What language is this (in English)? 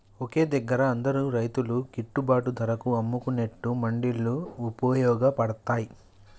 Telugu